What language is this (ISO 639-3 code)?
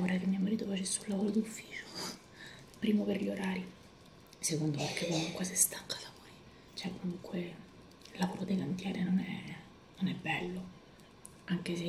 ita